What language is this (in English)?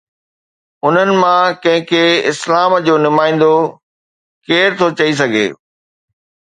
Sindhi